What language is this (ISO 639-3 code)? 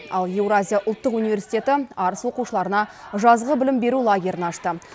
kaz